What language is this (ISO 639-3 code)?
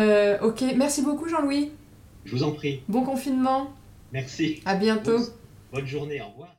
fra